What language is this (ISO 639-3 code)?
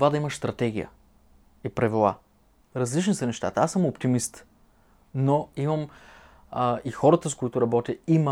bul